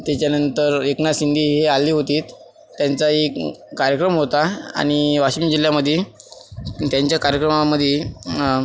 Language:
Marathi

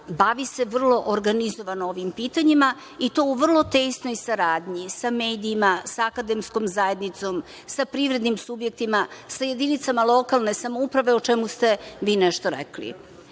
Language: Serbian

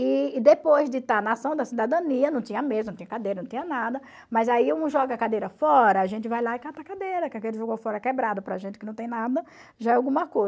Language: Portuguese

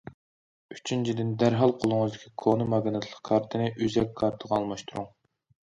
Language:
Uyghur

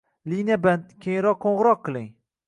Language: Uzbek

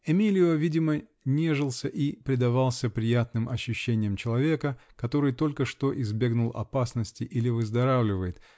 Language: Russian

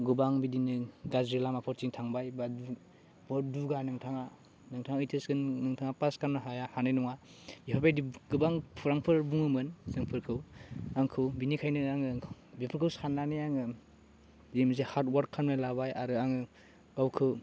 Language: Bodo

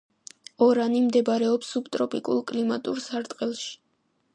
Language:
Georgian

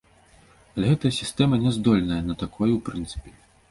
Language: Belarusian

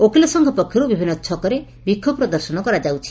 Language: Odia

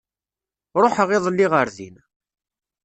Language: Kabyle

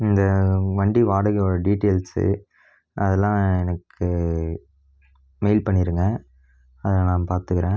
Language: Tamil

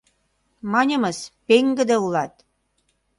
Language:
Mari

